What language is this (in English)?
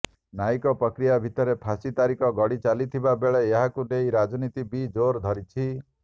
Odia